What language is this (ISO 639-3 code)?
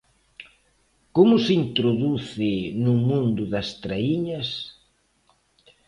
glg